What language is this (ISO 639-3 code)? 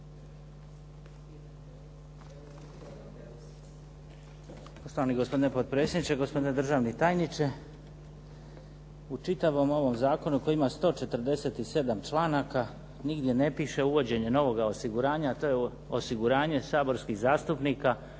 hrv